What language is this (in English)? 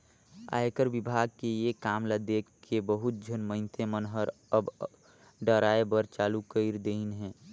Chhattisgarhi